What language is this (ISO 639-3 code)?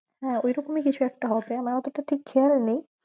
ben